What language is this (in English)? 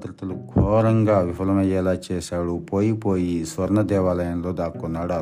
Telugu